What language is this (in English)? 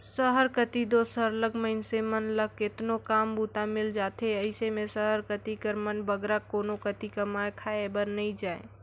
Chhattisgarhi